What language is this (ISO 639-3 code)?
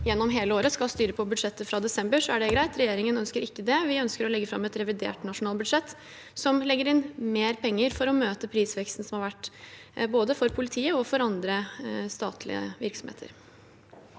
nor